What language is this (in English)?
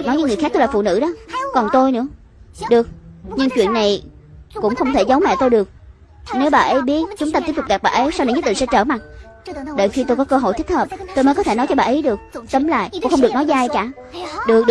Vietnamese